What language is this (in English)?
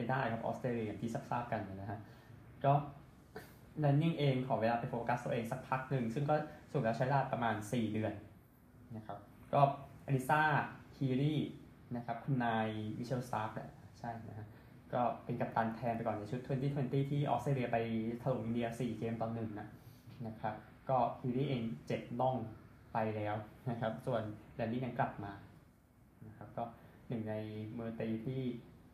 Thai